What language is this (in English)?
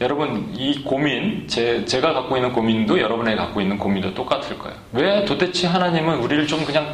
Korean